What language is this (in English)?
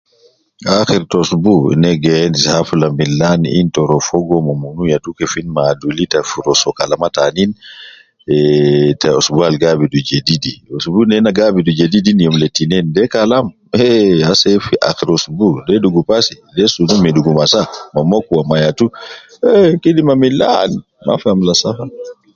Nubi